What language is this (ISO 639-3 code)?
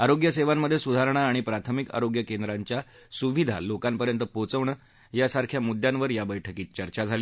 mar